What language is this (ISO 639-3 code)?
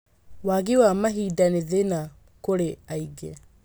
kik